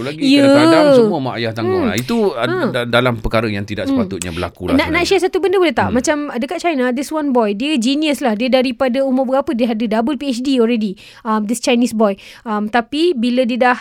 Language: Malay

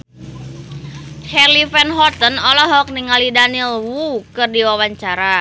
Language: Sundanese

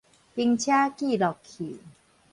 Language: Min Nan Chinese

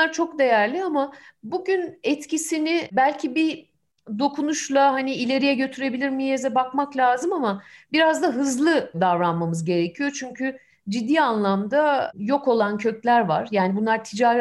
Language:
Turkish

